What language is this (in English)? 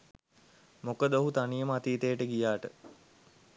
Sinhala